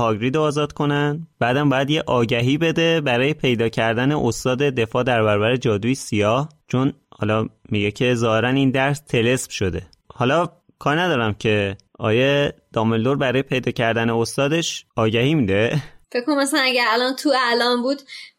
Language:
Persian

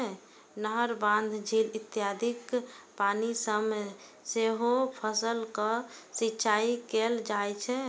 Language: Maithili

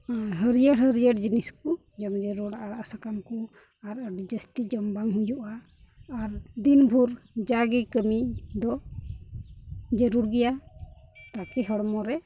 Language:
Santali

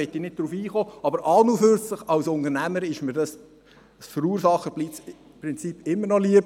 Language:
Swiss German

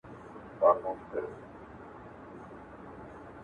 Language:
Pashto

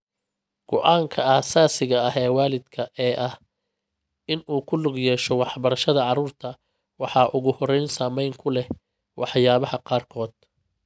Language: Somali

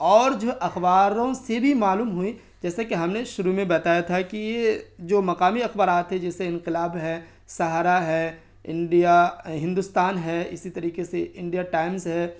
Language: Urdu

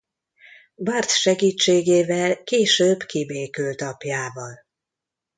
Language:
Hungarian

